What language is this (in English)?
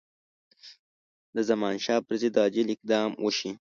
Pashto